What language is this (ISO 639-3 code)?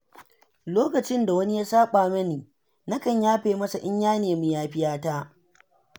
hau